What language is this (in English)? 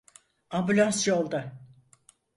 Turkish